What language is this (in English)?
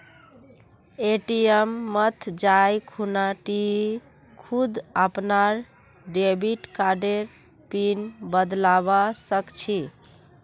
Magahi